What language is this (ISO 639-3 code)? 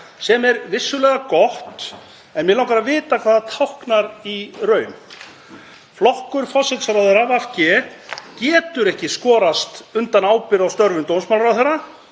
isl